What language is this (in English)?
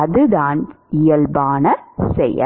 Tamil